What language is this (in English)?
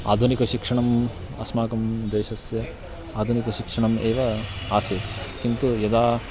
Sanskrit